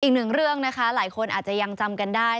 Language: Thai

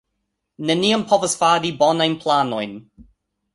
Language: Esperanto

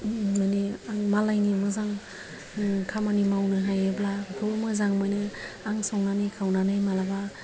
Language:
Bodo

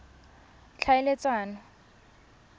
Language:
Tswana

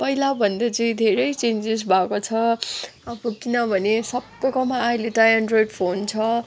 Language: Nepali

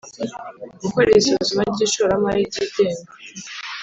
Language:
Kinyarwanda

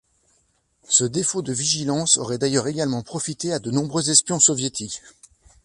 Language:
French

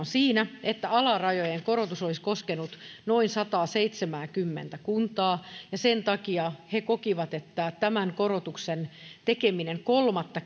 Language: Finnish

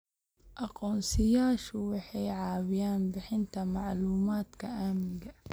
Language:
Somali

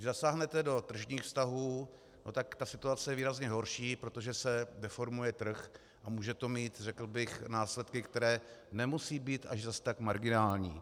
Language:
Czech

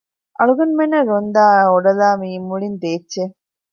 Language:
Divehi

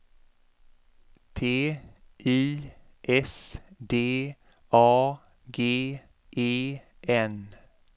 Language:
Swedish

